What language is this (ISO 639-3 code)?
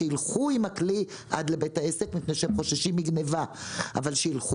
heb